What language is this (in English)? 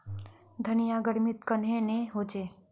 Magahi